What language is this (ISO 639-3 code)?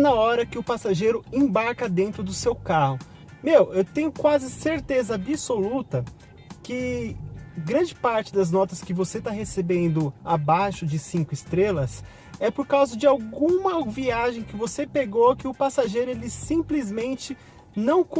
por